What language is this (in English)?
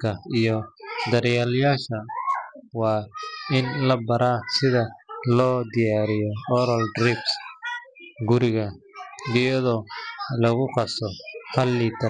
Somali